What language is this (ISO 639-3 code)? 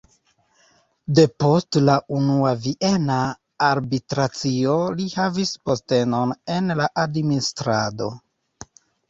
epo